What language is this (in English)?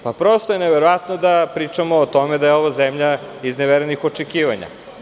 Serbian